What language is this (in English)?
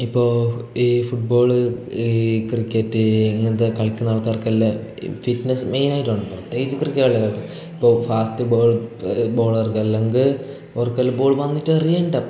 Malayalam